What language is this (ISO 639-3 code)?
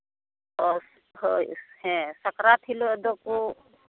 sat